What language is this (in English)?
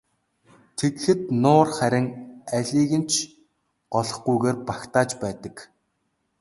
Mongolian